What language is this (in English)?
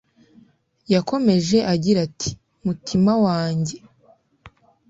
Kinyarwanda